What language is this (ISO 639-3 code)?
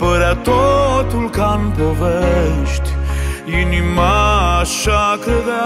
ron